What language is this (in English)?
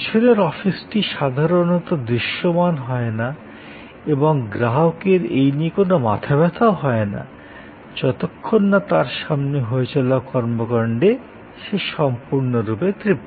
Bangla